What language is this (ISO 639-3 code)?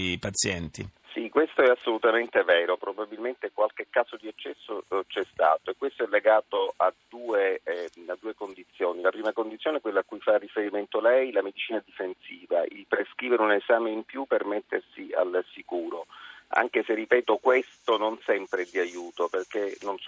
ita